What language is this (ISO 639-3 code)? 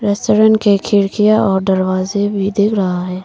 hin